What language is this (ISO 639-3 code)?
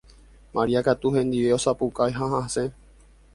grn